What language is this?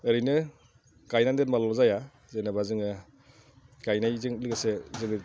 Bodo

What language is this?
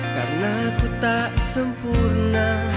Indonesian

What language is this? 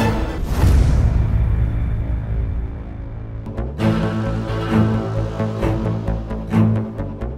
Hindi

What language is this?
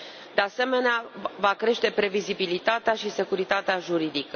Romanian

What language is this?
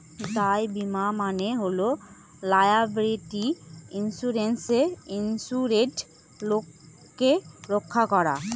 Bangla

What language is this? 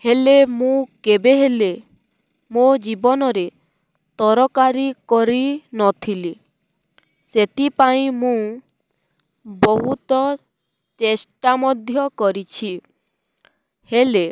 Odia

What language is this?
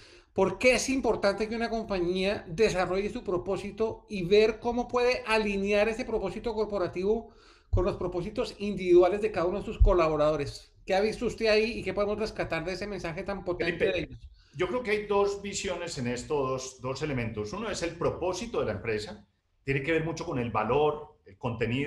Spanish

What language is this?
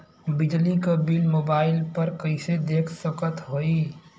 Bhojpuri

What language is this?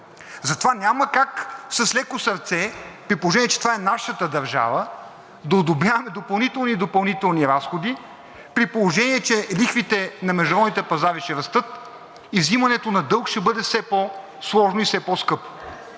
Bulgarian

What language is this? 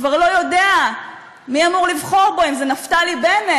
Hebrew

